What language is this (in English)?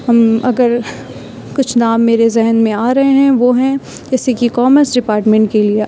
Urdu